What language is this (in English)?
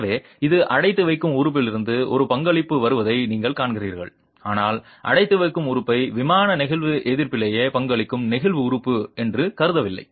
Tamil